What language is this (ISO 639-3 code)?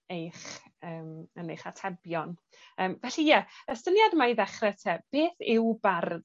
cym